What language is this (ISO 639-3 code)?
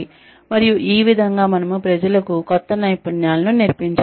tel